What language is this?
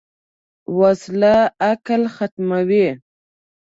Pashto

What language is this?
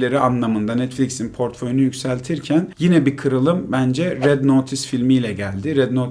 Turkish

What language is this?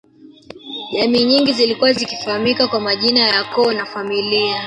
Swahili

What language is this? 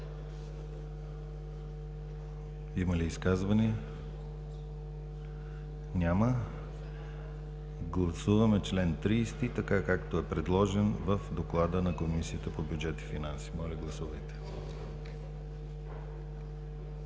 Bulgarian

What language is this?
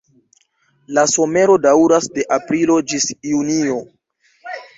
Esperanto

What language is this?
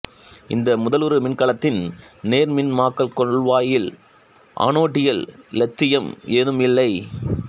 Tamil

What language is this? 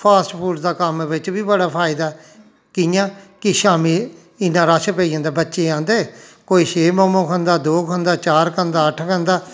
Dogri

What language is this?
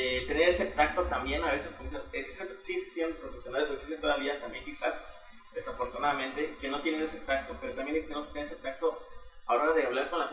Spanish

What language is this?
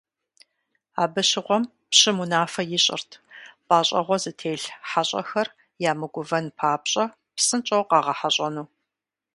Kabardian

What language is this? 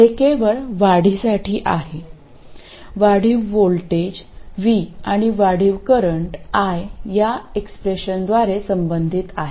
Marathi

